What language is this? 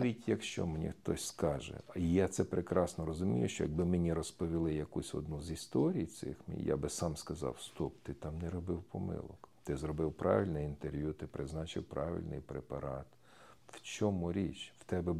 Ukrainian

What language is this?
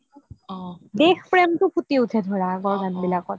Assamese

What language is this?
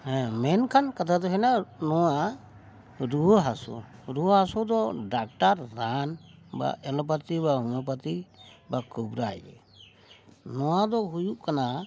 Santali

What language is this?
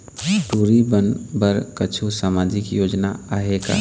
Chhattisgarhi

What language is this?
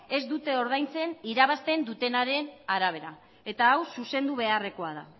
Basque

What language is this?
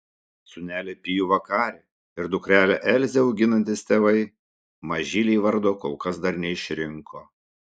Lithuanian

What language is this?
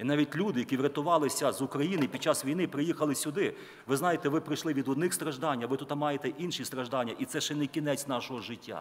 Ukrainian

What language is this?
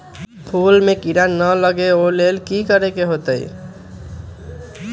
Magahi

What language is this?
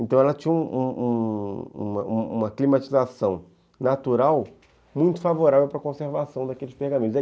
Portuguese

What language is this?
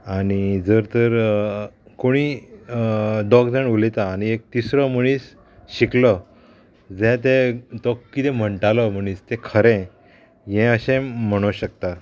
Konkani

